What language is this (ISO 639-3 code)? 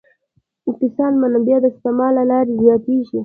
pus